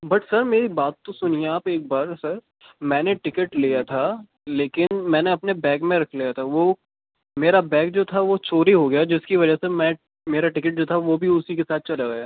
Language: Urdu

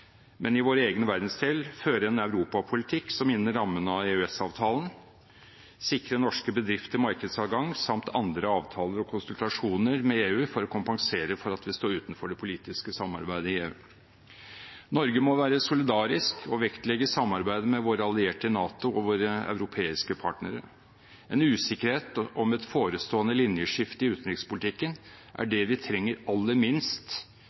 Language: Norwegian Bokmål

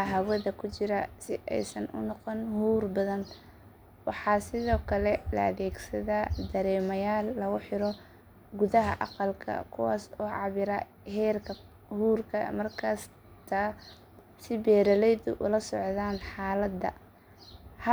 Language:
Somali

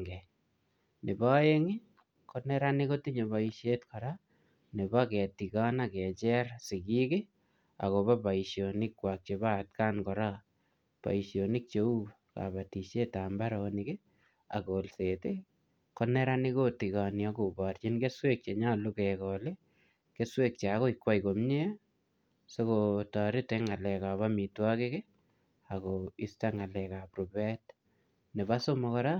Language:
Kalenjin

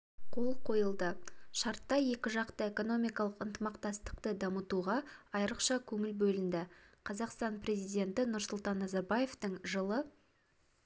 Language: Kazakh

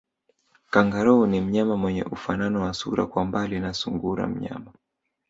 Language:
Swahili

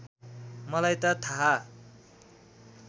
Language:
Nepali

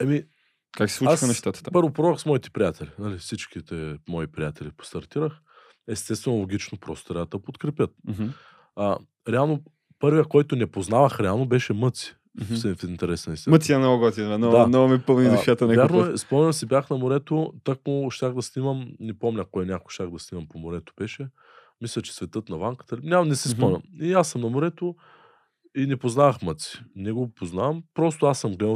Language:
Bulgarian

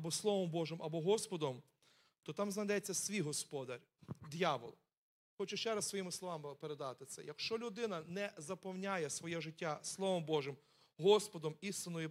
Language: Ukrainian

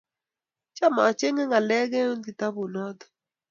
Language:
Kalenjin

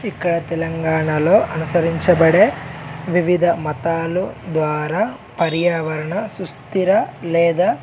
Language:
Telugu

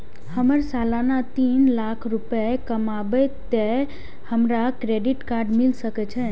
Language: Maithili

